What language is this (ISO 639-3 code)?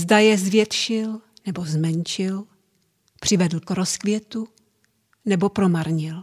ces